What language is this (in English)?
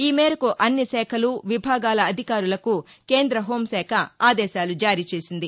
Telugu